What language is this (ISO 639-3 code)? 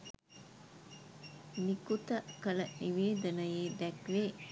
sin